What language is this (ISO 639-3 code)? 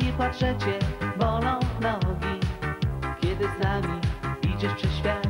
pol